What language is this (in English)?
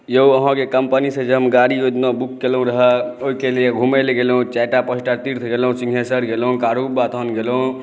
Maithili